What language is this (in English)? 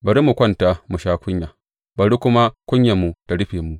Hausa